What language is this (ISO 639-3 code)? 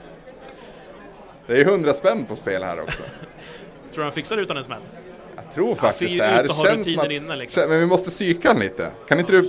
swe